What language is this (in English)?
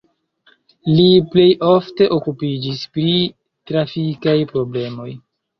Esperanto